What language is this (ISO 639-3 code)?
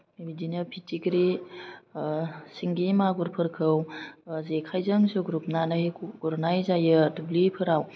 brx